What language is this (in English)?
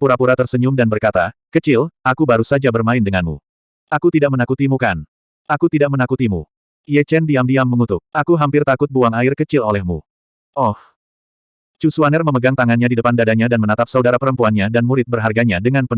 Indonesian